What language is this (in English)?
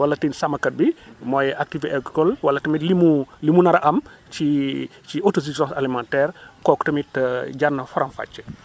Wolof